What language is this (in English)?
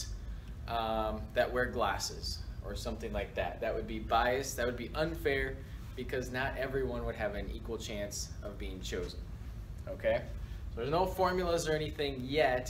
English